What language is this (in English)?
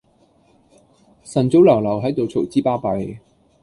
Cantonese